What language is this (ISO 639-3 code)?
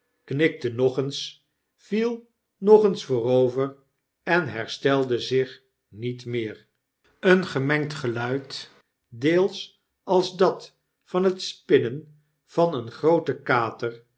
nld